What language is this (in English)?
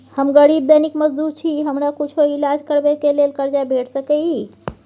Maithili